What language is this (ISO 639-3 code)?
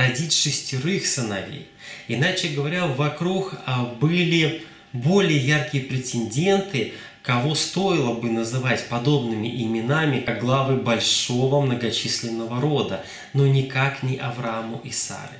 rus